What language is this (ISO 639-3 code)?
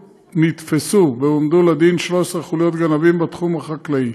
heb